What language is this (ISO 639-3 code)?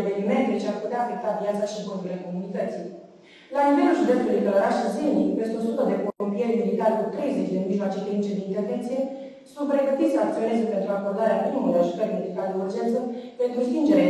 ron